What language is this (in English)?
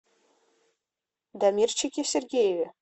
Russian